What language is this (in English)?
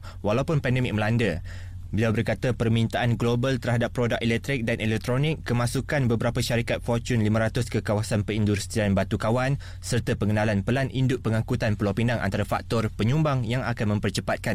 Malay